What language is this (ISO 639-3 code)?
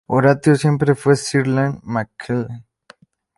spa